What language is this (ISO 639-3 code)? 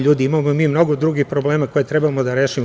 srp